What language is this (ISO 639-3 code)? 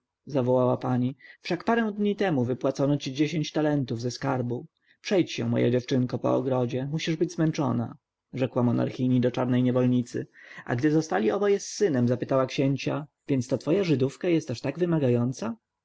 pol